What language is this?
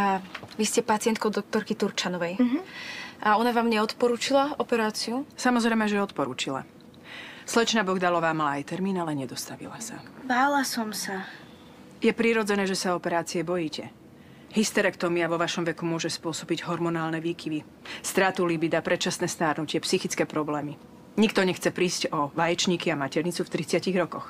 Slovak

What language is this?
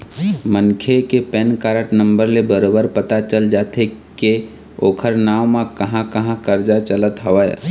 Chhattisgarhi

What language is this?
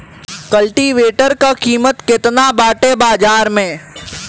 Bhojpuri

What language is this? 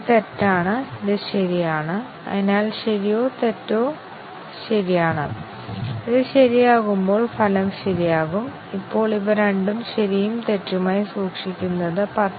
Malayalam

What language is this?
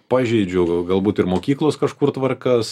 Lithuanian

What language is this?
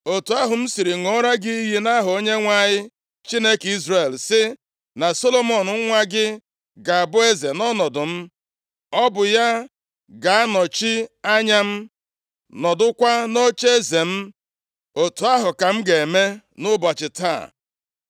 Igbo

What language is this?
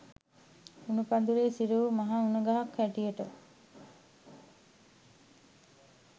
Sinhala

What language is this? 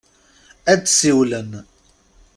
Kabyle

